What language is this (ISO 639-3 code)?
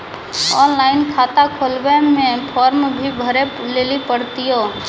mai